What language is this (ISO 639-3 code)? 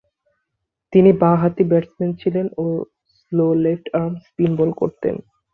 ben